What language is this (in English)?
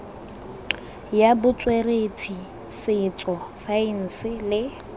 Tswana